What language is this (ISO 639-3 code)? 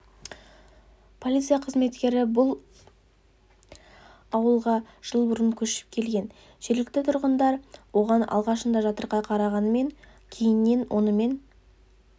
kaz